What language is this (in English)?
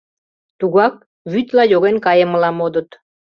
Mari